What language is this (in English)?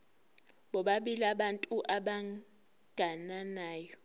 Zulu